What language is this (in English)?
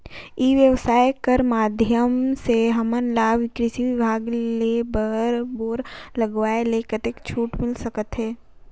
Chhattisgarhi